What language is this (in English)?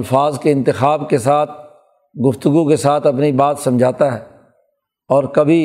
Urdu